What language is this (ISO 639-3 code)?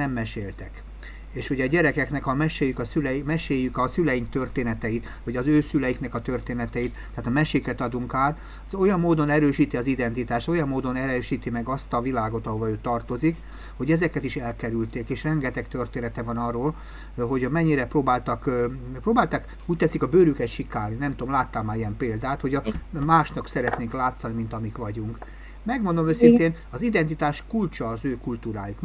hun